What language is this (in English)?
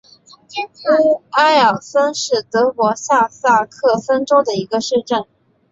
Chinese